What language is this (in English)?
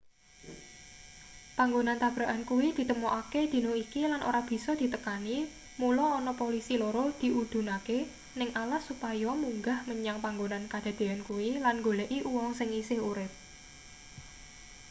Javanese